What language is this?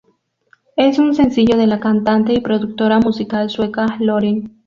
Spanish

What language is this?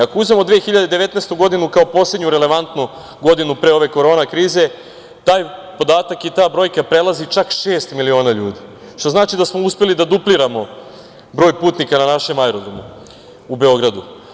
Serbian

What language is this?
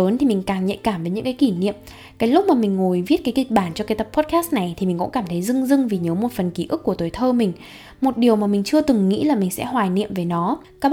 Vietnamese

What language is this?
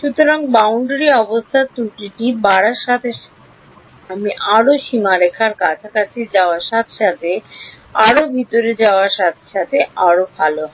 Bangla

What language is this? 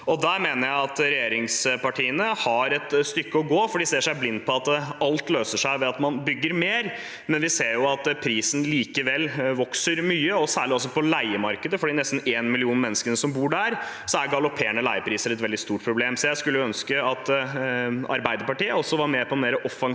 Norwegian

